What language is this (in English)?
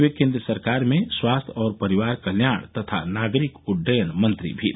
Hindi